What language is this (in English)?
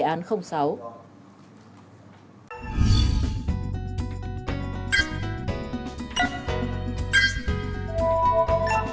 Vietnamese